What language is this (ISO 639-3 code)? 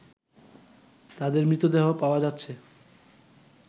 ben